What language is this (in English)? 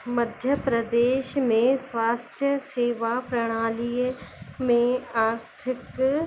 Sindhi